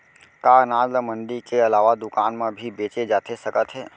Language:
Chhattisgarhi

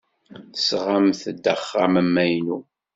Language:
Kabyle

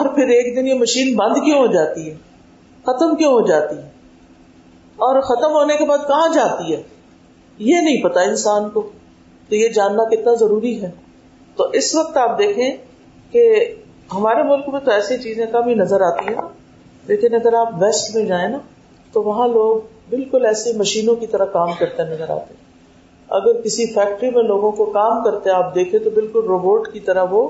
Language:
Urdu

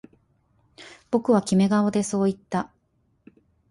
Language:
Japanese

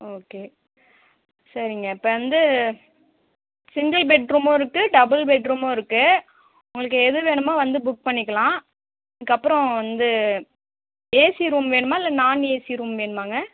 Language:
Tamil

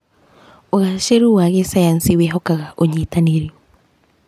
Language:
Kikuyu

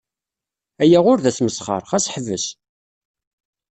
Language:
Kabyle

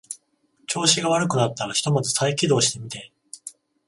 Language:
Japanese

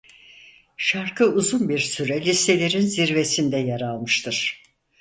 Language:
Turkish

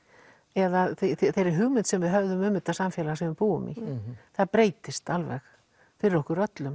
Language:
Icelandic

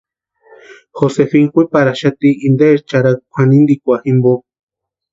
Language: Western Highland Purepecha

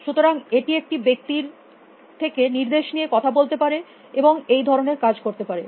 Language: Bangla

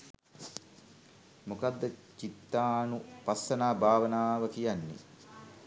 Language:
Sinhala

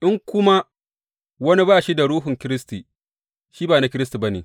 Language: Hausa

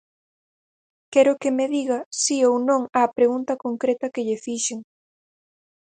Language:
Galician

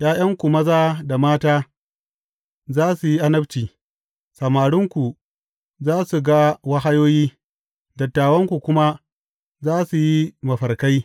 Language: Hausa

